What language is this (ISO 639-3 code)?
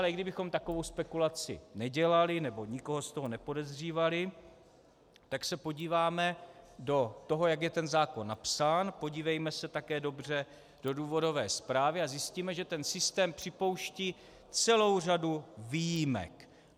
ces